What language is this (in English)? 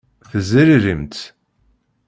Kabyle